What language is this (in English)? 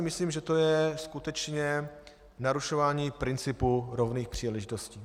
Czech